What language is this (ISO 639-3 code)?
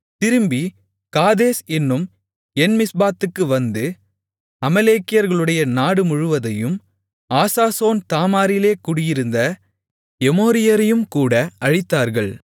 tam